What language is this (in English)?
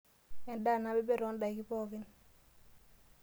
Masai